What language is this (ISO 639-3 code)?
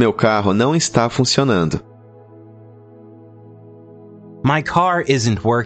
por